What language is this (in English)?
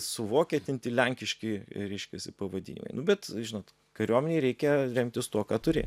Lithuanian